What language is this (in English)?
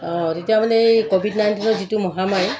Assamese